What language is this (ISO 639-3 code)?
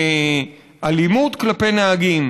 heb